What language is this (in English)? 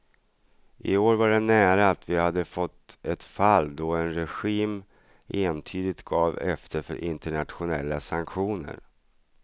Swedish